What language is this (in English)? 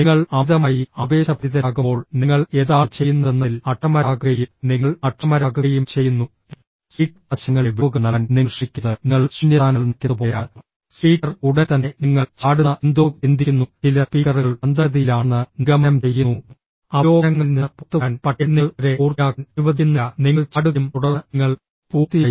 Malayalam